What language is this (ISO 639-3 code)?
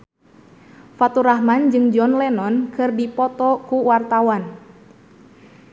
sun